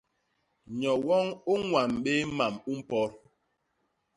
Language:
Basaa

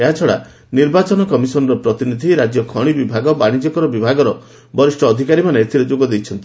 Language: Odia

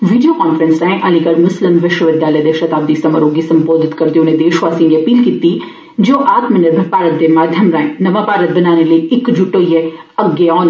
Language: Dogri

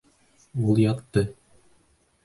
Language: Bashkir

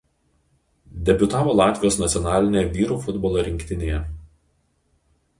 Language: Lithuanian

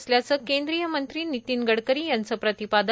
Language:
Marathi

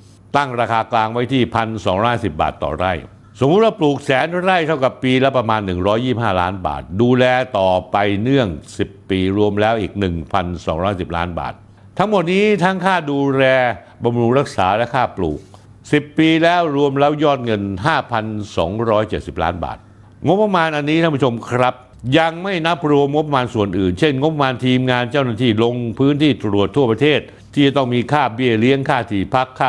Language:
Thai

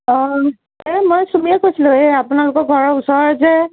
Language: Assamese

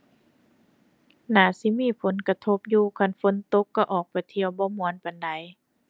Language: Thai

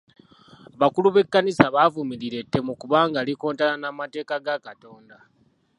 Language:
Ganda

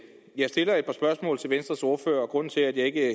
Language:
Danish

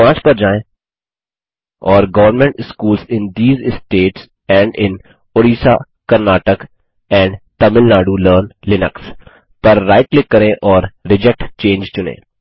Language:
Hindi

